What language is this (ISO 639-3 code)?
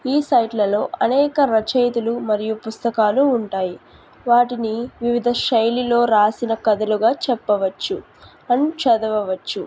tel